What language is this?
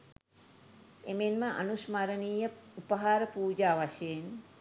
Sinhala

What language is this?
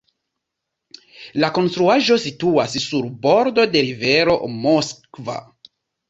Esperanto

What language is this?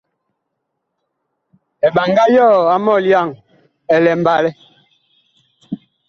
Bakoko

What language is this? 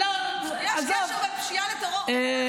Hebrew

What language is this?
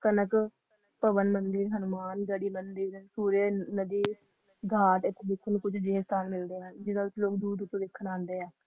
Punjabi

